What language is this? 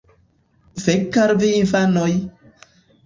Esperanto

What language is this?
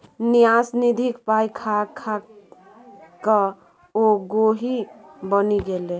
Maithili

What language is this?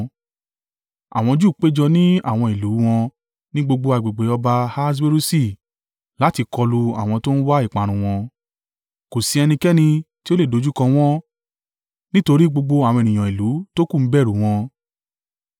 Yoruba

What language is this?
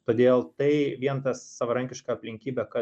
Lithuanian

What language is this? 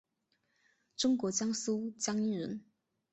Chinese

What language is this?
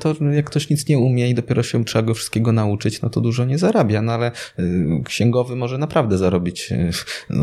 Polish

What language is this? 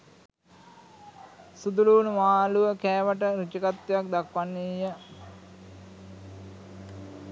Sinhala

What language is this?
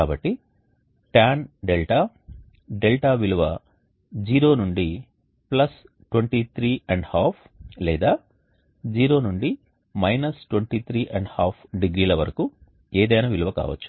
Telugu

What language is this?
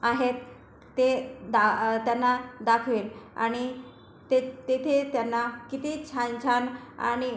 Marathi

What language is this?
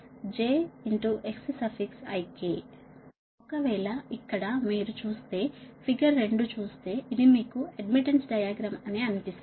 Telugu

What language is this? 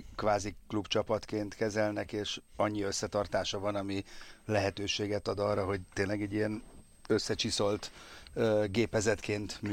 Hungarian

